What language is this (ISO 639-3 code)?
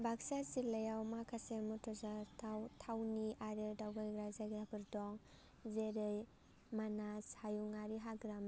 brx